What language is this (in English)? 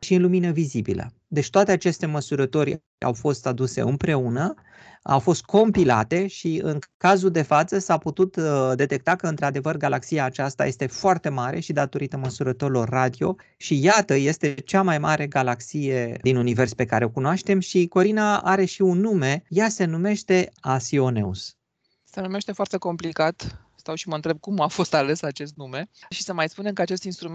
Romanian